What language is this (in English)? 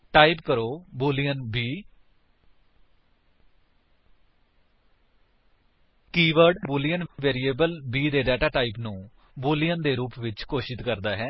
Punjabi